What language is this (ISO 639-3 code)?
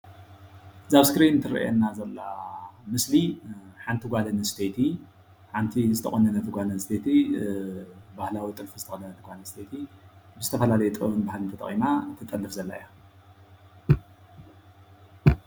tir